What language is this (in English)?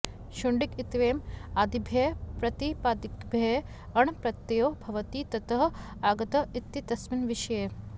Sanskrit